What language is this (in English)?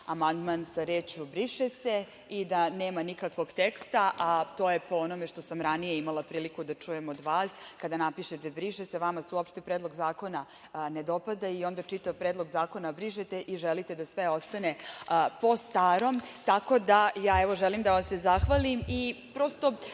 Serbian